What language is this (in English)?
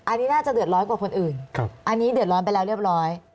Thai